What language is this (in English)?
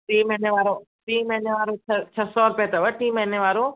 Sindhi